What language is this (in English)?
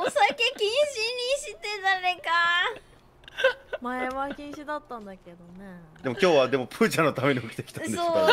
Japanese